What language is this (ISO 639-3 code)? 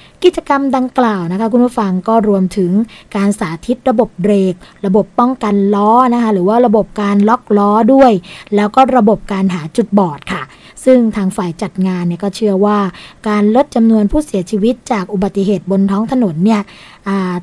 tha